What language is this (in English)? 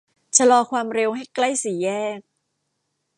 Thai